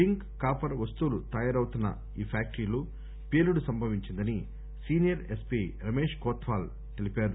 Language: Telugu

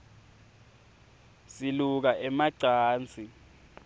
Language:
Swati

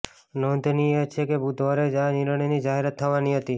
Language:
Gujarati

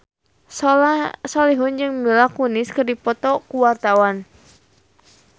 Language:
Sundanese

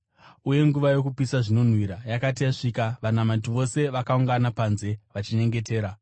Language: Shona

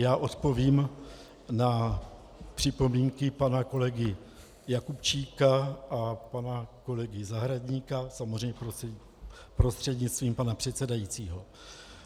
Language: Czech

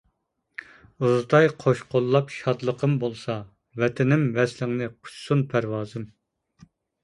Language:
Uyghur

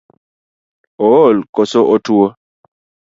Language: Luo (Kenya and Tanzania)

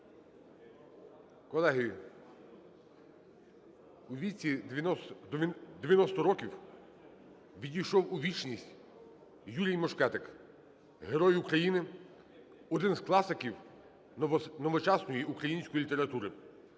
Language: Ukrainian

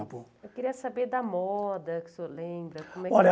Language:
Portuguese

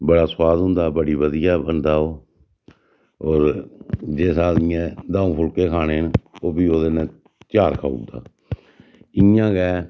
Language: Dogri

